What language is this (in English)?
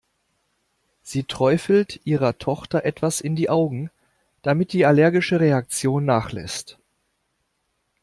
German